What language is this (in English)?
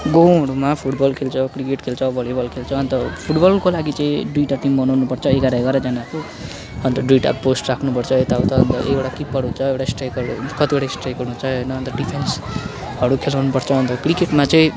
Nepali